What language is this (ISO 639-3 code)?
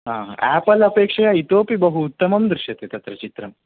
san